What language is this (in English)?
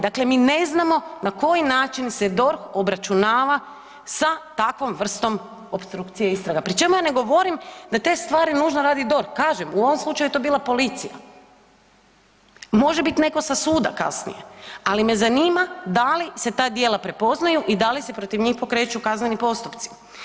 Croatian